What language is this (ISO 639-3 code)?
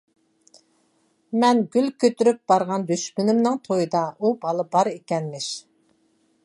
uig